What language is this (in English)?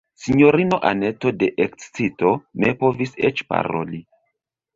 Esperanto